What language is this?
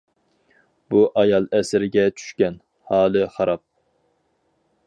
Uyghur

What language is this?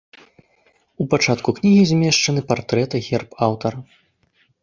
Belarusian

